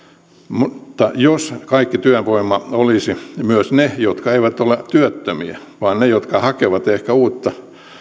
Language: Finnish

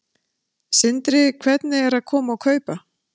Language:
Icelandic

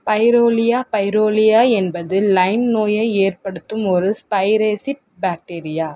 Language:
Tamil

